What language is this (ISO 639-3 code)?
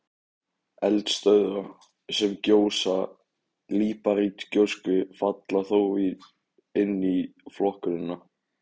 isl